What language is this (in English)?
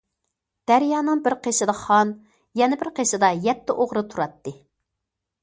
Uyghur